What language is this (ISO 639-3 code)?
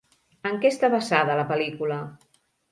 cat